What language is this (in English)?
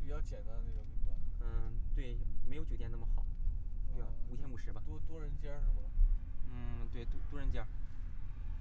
Chinese